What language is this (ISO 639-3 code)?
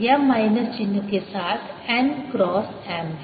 hin